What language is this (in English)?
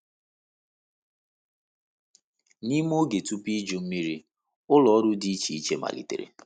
Igbo